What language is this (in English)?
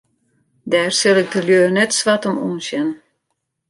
Western Frisian